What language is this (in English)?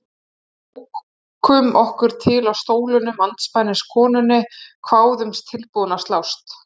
Icelandic